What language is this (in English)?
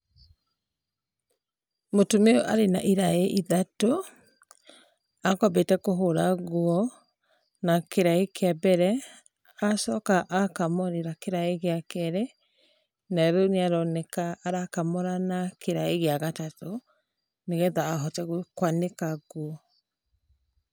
Kikuyu